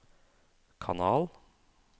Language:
Norwegian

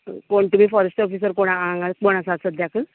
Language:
Konkani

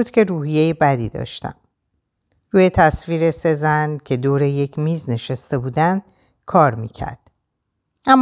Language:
Persian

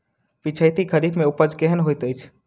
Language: Maithili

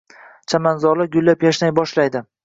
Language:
Uzbek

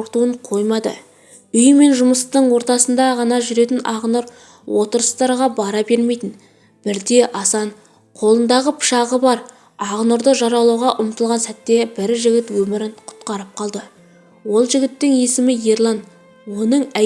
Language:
Turkish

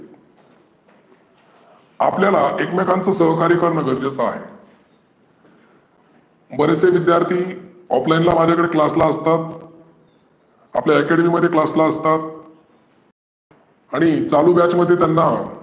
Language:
Marathi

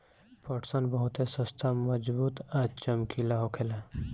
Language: Bhojpuri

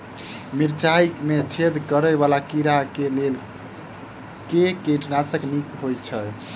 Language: Maithili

